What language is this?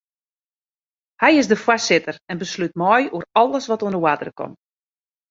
Western Frisian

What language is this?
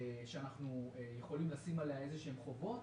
Hebrew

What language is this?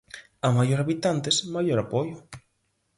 Galician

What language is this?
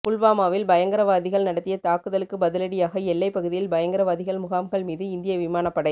Tamil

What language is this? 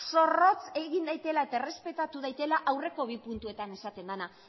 Basque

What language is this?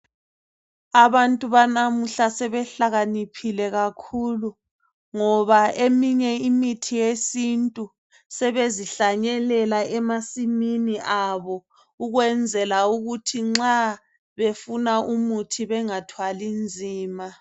North Ndebele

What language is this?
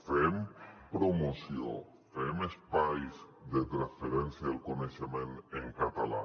Catalan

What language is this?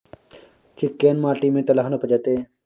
Maithili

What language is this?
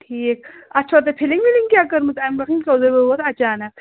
Kashmiri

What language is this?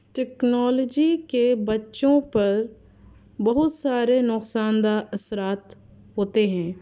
Urdu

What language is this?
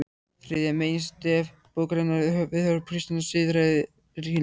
Icelandic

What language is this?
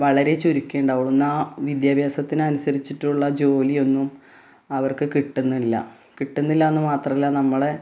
Malayalam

